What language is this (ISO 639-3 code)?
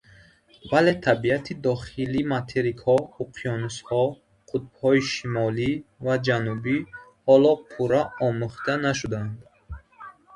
tgk